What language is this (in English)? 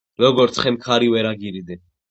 Georgian